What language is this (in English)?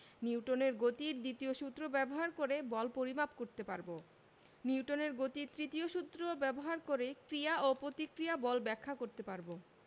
Bangla